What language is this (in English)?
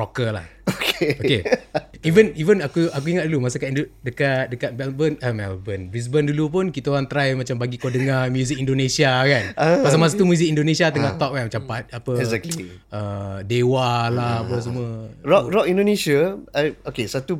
Malay